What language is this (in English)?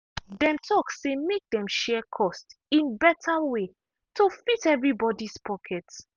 Nigerian Pidgin